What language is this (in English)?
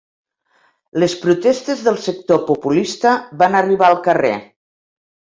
Catalan